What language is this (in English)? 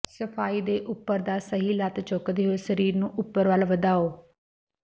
Punjabi